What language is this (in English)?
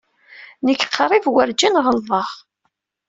Kabyle